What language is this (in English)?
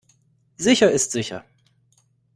German